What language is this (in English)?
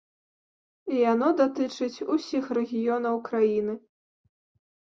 Belarusian